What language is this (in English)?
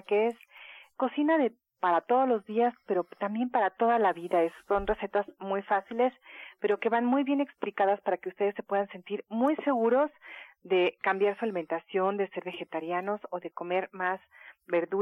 Spanish